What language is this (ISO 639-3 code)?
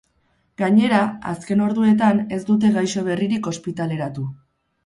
eus